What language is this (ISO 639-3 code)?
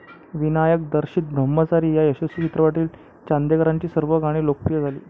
mar